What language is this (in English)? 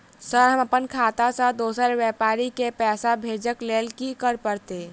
Maithili